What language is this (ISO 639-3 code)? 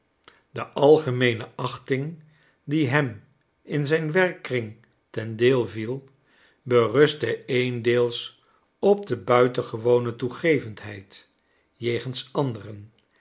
nld